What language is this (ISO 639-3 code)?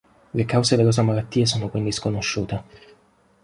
ita